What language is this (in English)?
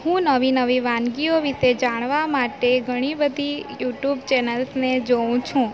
Gujarati